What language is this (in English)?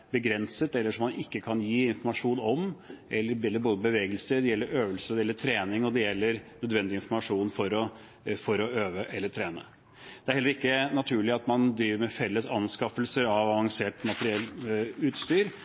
Norwegian Bokmål